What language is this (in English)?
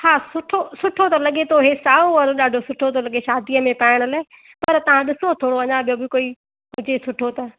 Sindhi